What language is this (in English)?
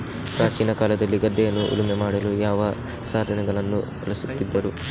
Kannada